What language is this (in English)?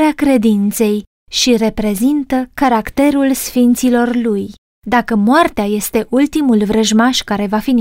Romanian